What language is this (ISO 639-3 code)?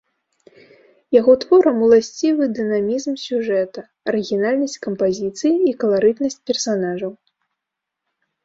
bel